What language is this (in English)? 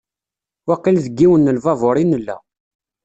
Kabyle